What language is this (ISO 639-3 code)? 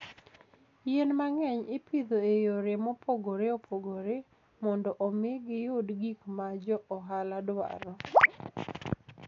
luo